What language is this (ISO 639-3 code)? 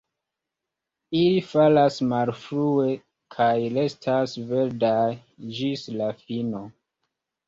epo